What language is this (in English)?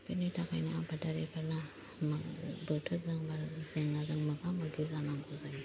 Bodo